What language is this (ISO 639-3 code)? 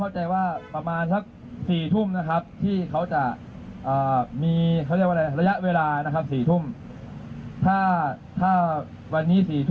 tha